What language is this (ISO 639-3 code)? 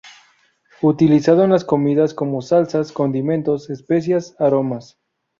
spa